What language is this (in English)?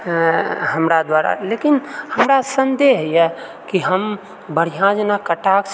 Maithili